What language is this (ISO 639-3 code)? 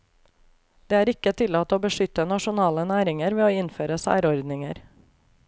nor